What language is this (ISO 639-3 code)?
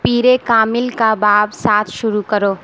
urd